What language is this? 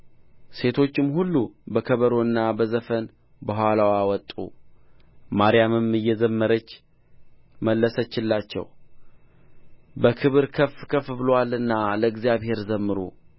Amharic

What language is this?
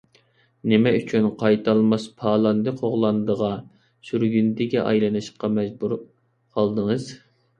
Uyghur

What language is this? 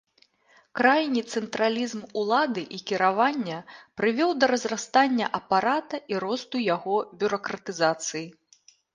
Belarusian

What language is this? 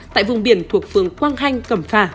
Vietnamese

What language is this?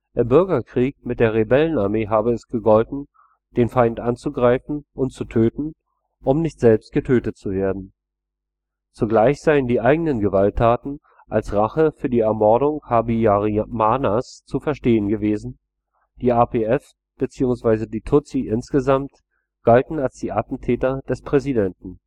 German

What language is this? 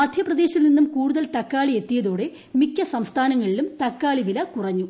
Malayalam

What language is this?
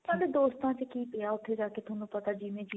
Punjabi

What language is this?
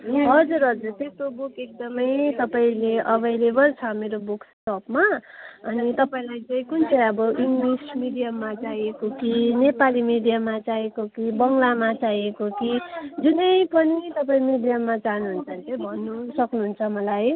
Nepali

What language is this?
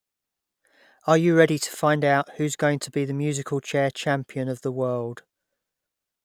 English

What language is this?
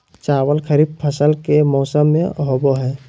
Magahi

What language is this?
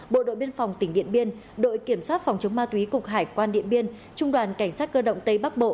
Vietnamese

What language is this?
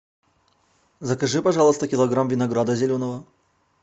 Russian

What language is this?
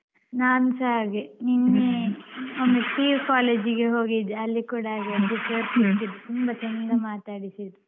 Kannada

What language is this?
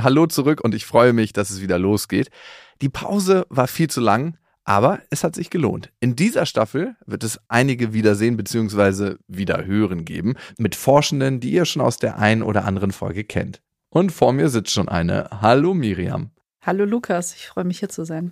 German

